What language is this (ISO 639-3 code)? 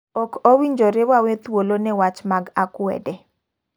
luo